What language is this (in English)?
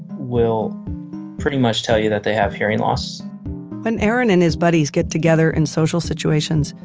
English